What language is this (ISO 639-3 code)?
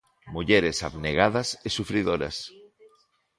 glg